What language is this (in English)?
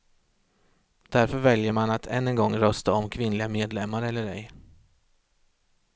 Swedish